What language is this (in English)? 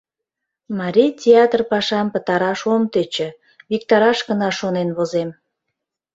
Mari